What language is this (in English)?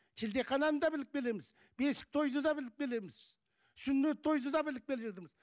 Kazakh